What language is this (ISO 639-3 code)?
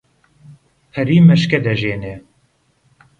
ckb